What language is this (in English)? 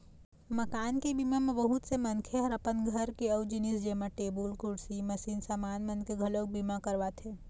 Chhattisgarhi